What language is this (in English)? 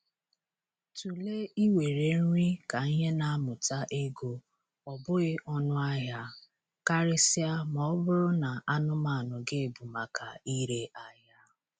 Igbo